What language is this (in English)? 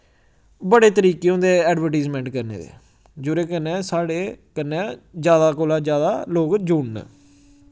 Dogri